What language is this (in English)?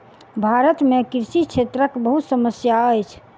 Maithili